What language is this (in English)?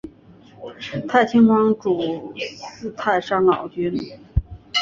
Chinese